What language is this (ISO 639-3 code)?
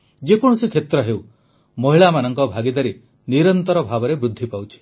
ori